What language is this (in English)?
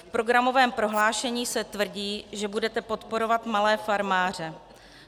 Czech